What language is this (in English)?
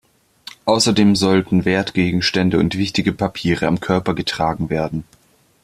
German